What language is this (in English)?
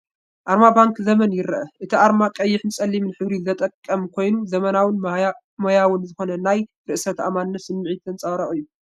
Tigrinya